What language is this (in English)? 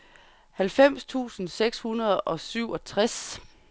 Danish